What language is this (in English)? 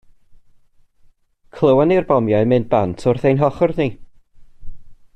Welsh